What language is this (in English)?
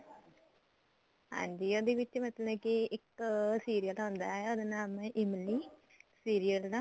Punjabi